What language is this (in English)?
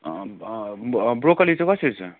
Nepali